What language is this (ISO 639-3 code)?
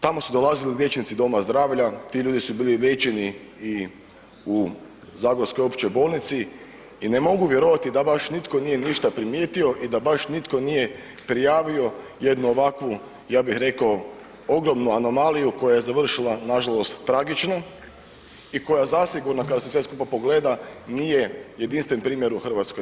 hrv